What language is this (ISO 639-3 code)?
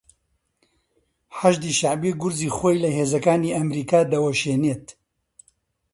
ckb